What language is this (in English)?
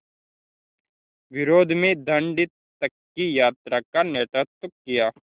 Hindi